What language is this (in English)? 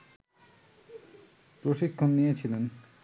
Bangla